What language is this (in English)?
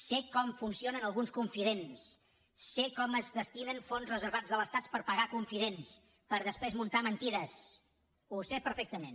Catalan